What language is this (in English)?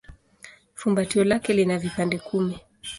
Swahili